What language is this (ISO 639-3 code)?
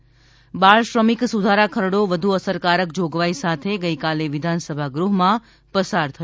guj